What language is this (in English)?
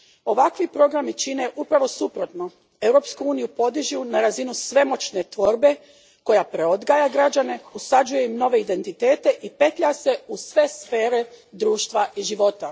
Croatian